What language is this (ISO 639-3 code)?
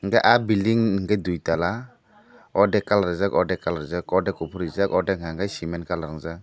trp